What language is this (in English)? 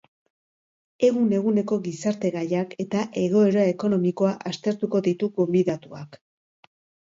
Basque